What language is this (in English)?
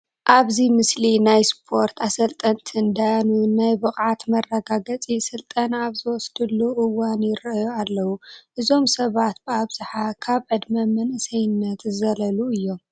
Tigrinya